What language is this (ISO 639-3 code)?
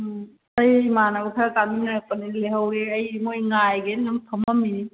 mni